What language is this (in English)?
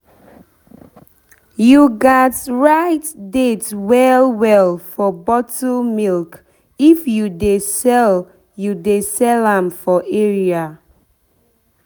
Nigerian Pidgin